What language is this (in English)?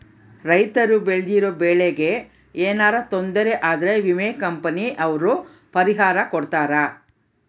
Kannada